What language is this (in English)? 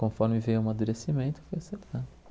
Portuguese